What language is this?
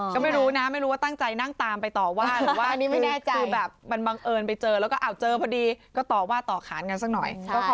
Thai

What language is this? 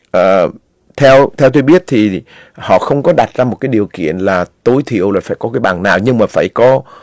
Vietnamese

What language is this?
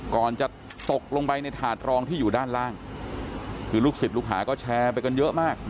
Thai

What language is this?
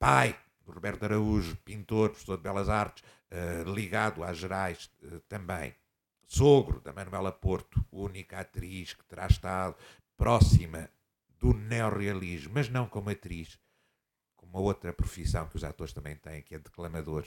Portuguese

